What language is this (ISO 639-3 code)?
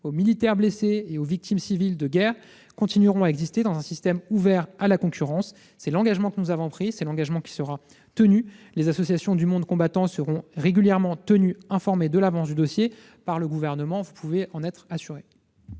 fra